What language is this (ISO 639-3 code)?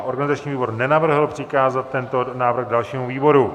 ces